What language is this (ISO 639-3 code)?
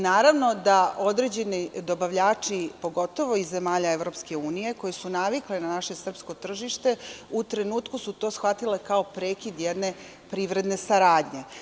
srp